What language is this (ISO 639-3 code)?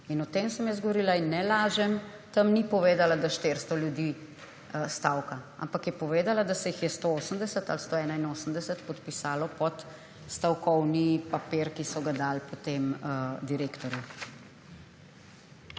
slv